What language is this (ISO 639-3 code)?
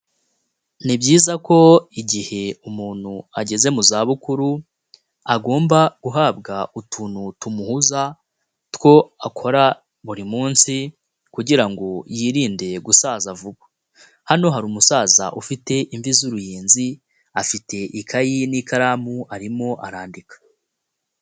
kin